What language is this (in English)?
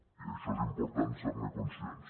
Catalan